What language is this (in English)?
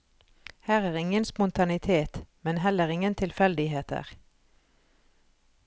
Norwegian